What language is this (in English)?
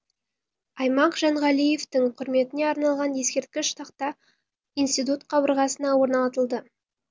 Kazakh